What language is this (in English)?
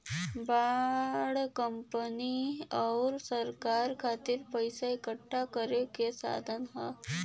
Bhojpuri